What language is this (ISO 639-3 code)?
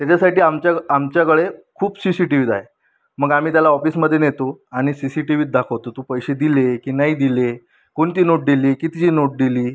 mar